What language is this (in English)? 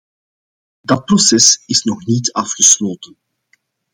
Dutch